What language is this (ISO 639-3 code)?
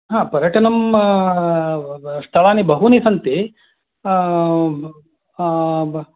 san